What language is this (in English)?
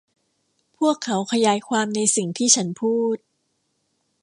Thai